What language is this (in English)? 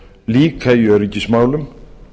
Icelandic